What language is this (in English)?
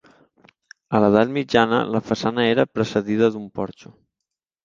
Catalan